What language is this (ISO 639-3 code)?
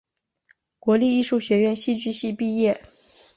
zho